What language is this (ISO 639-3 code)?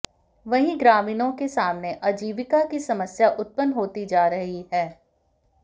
hin